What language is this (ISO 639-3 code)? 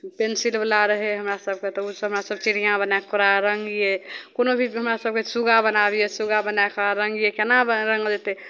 mai